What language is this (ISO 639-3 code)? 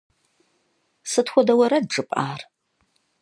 kbd